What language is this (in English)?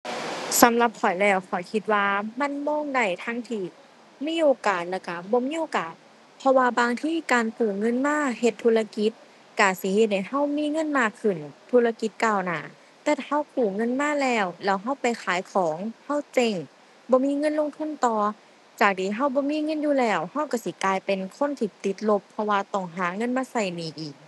Thai